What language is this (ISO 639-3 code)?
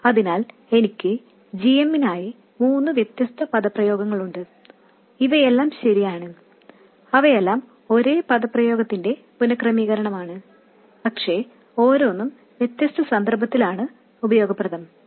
mal